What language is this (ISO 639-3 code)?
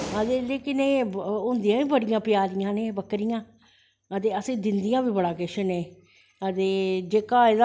doi